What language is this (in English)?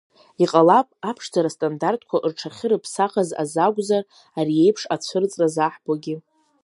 Abkhazian